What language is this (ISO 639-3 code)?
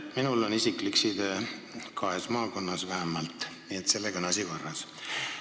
est